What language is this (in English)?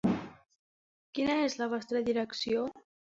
Catalan